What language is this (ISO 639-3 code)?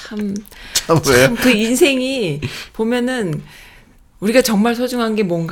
kor